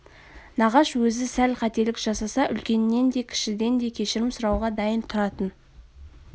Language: Kazakh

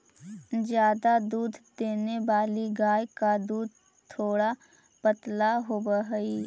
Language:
Magahi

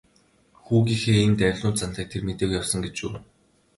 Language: Mongolian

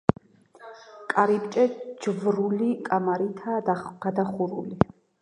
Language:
Georgian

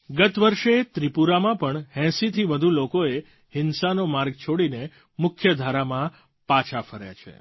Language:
Gujarati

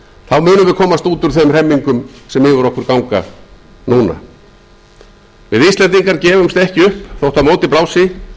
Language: Icelandic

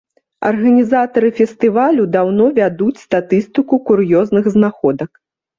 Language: Belarusian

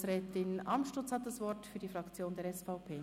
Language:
Swiss German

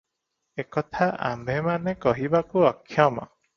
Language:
Odia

